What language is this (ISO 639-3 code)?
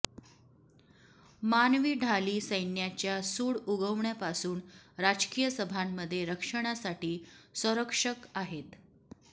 mar